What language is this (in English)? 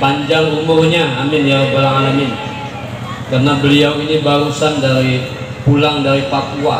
Indonesian